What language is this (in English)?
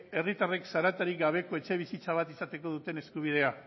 Basque